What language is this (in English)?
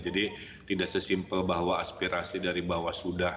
Indonesian